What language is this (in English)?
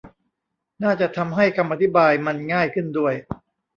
Thai